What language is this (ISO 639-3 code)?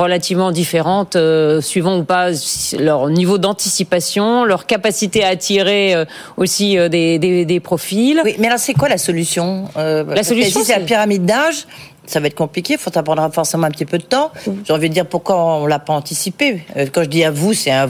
fra